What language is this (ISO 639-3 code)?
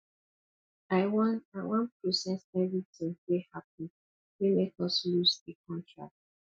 pcm